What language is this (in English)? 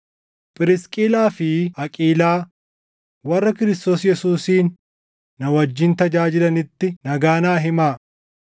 Oromo